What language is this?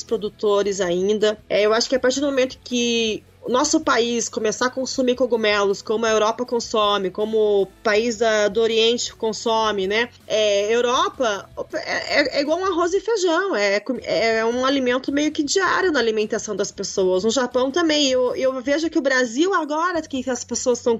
Portuguese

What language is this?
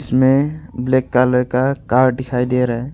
Hindi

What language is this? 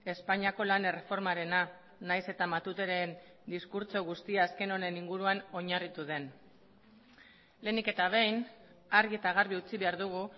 Basque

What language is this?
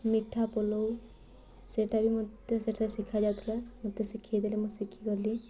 Odia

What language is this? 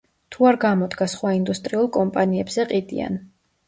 Georgian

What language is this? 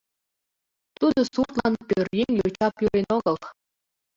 Mari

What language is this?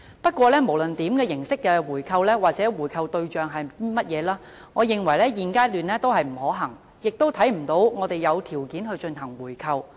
Cantonese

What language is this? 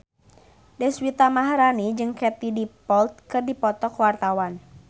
Sundanese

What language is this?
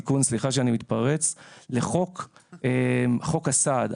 Hebrew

